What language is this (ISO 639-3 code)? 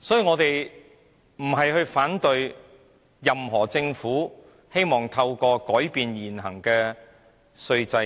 yue